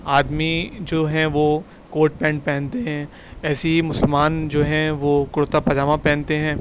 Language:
Urdu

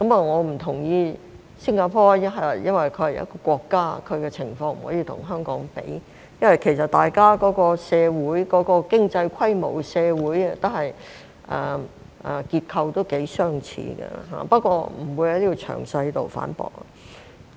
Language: Cantonese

